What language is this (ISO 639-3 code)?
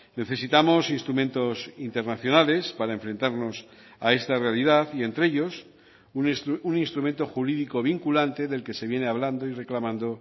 spa